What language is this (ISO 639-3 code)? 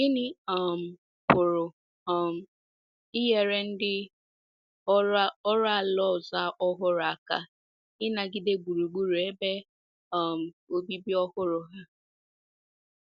ibo